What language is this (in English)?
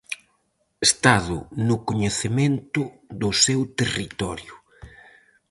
Galician